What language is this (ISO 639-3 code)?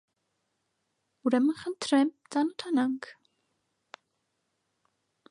hye